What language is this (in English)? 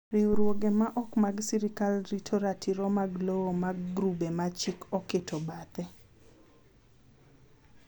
Luo (Kenya and Tanzania)